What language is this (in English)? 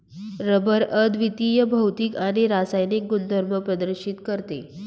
Marathi